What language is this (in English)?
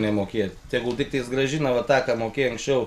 Lithuanian